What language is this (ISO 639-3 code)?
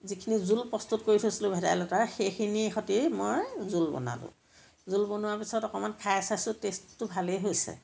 asm